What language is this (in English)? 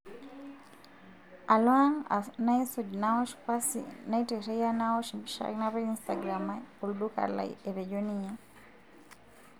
Masai